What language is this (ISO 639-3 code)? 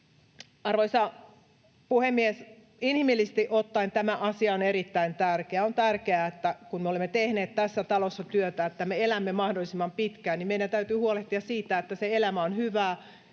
fin